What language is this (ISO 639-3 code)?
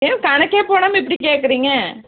tam